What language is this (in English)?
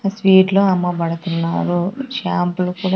Telugu